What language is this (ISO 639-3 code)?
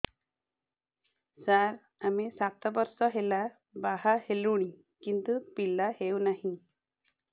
ori